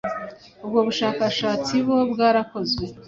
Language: Kinyarwanda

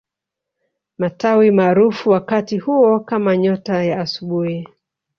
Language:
Swahili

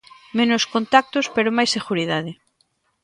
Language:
Galician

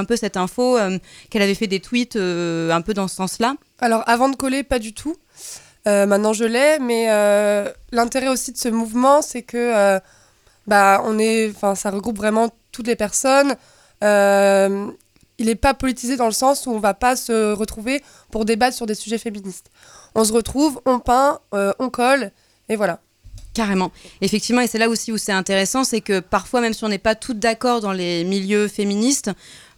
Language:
French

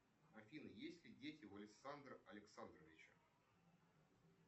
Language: Russian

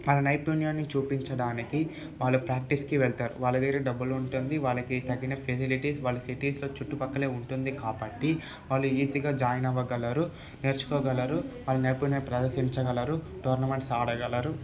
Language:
Telugu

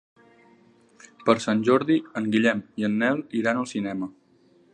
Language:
Catalan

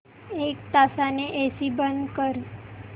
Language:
Marathi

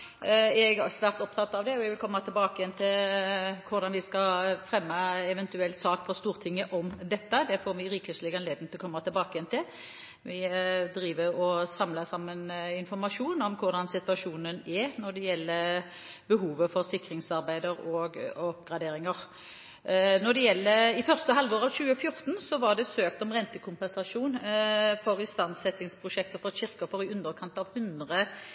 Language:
Norwegian Bokmål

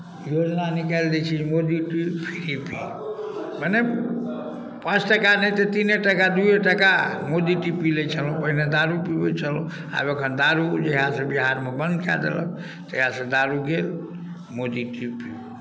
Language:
Maithili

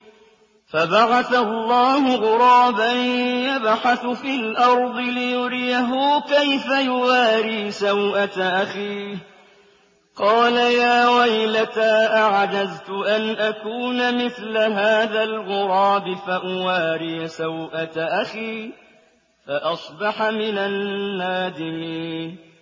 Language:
Arabic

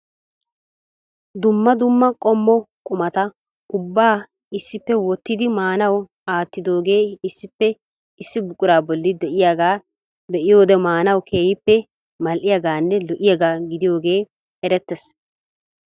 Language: Wolaytta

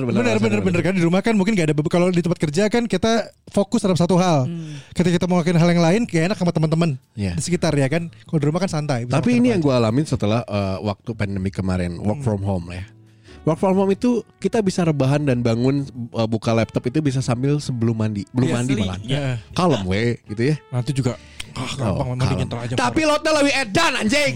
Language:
Indonesian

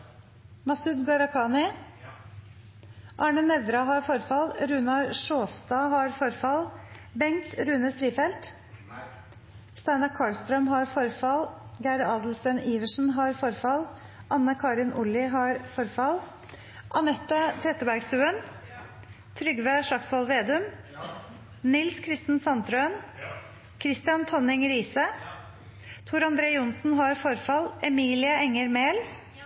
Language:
Norwegian Nynorsk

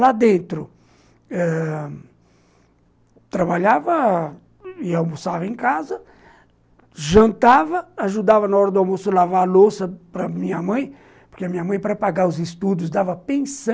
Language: Portuguese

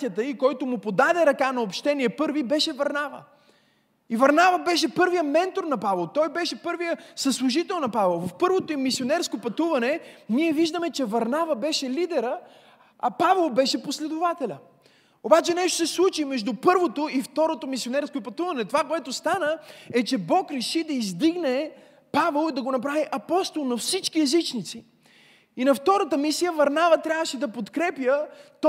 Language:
Bulgarian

